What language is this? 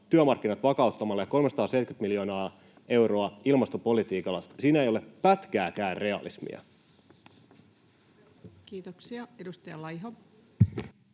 Finnish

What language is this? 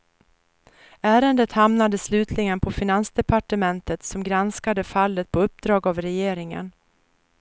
Swedish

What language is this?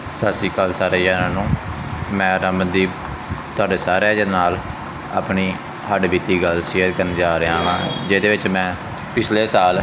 Punjabi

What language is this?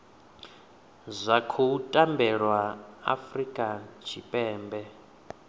Venda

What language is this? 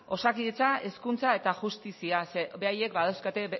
Basque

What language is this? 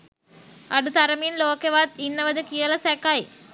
Sinhala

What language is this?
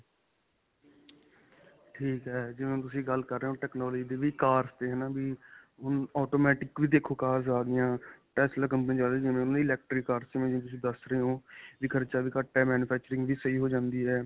Punjabi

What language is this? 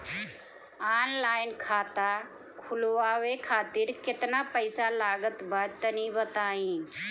Bhojpuri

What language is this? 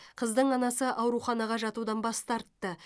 Kazakh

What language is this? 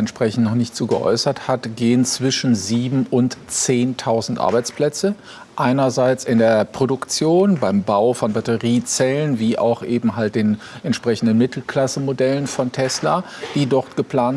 German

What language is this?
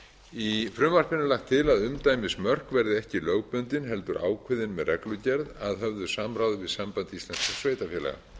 Icelandic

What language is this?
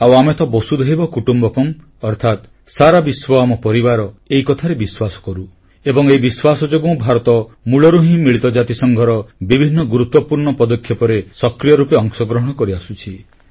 Odia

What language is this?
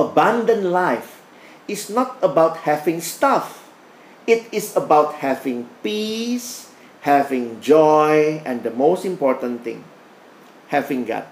Indonesian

